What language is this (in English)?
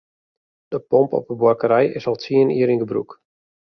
Western Frisian